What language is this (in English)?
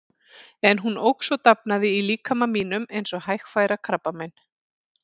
Icelandic